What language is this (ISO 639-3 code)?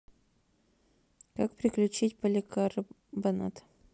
rus